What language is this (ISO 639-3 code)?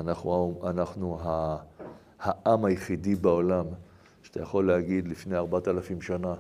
heb